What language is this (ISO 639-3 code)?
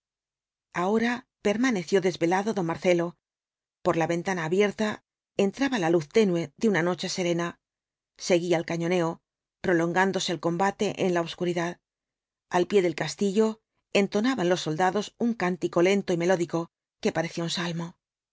spa